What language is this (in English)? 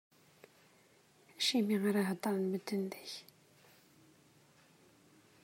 Kabyle